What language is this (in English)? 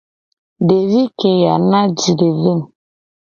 Gen